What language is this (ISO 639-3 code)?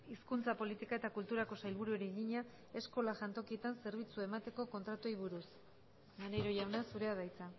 eus